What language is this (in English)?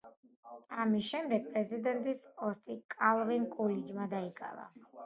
Georgian